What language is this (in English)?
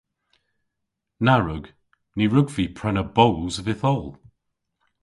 Cornish